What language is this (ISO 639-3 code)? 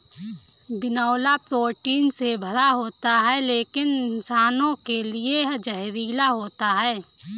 hin